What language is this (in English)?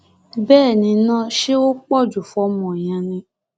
Yoruba